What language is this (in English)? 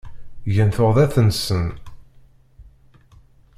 Kabyle